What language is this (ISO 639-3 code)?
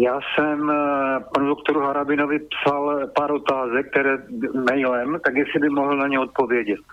slk